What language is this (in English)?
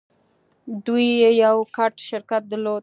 Pashto